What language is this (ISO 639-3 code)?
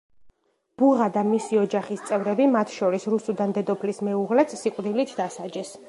kat